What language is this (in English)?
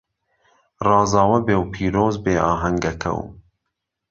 Central Kurdish